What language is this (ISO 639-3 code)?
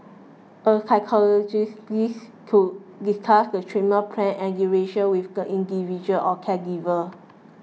eng